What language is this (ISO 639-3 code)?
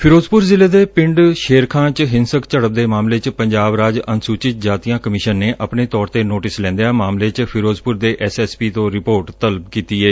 pan